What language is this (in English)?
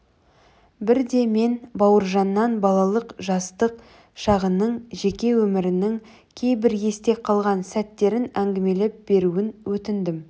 Kazakh